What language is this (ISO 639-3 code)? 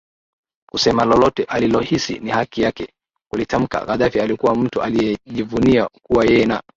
swa